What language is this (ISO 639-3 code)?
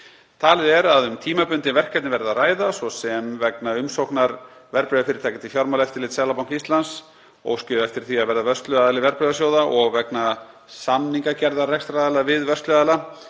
isl